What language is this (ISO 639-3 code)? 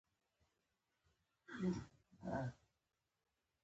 pus